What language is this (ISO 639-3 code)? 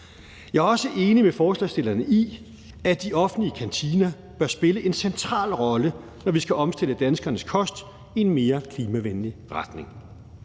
dan